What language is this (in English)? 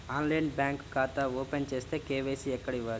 Telugu